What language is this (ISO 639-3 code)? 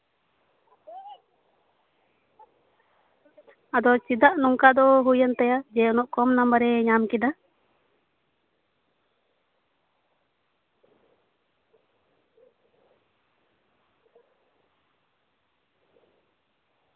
sat